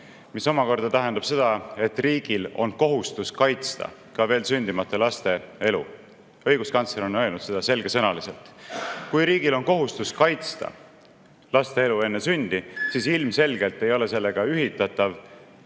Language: Estonian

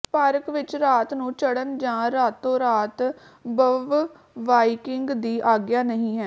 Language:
Punjabi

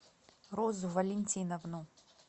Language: Russian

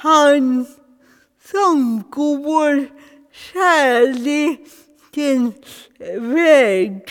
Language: Swedish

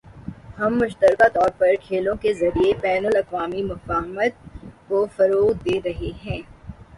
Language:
Urdu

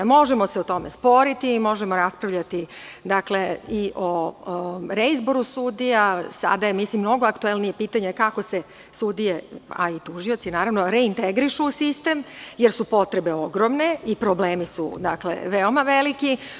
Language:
Serbian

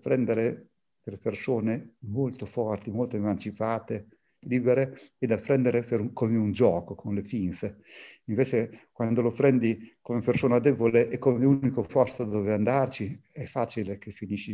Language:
Italian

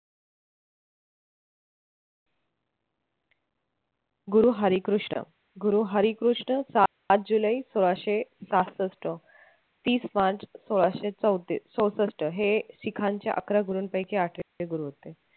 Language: Marathi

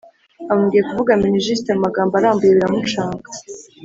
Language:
Kinyarwanda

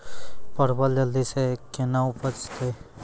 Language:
Maithili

